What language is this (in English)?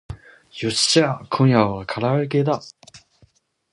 Japanese